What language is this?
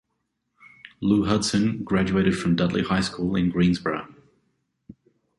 English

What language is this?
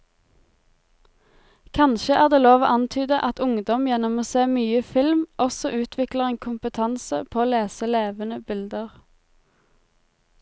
Norwegian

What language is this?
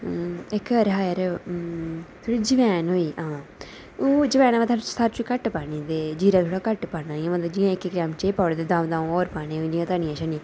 Dogri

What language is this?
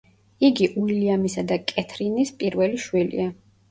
Georgian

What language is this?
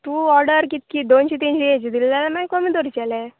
Konkani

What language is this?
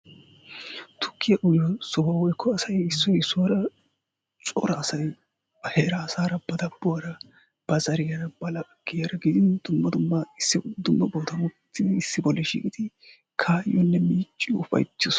Wolaytta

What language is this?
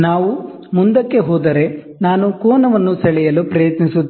Kannada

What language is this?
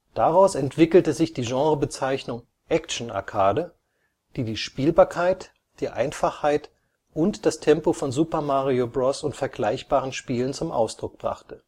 German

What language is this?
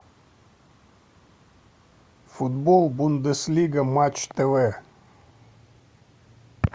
Russian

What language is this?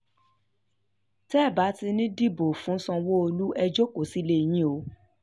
Yoruba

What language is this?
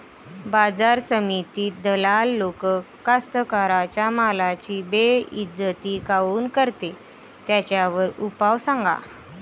Marathi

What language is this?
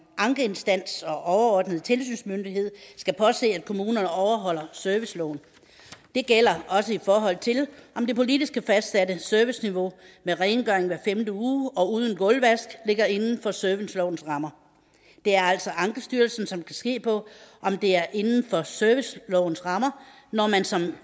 Danish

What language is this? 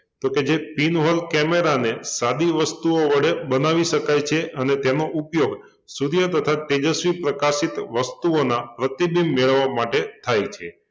Gujarati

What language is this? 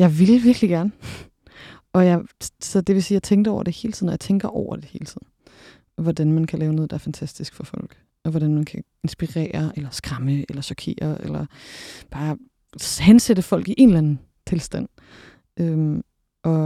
Danish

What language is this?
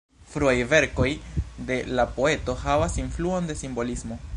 Esperanto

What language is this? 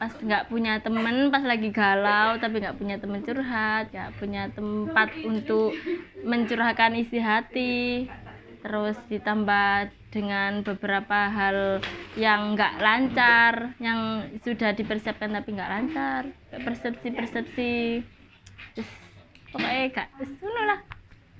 Indonesian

